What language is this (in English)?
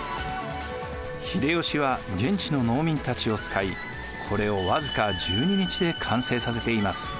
Japanese